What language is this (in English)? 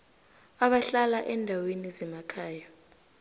South Ndebele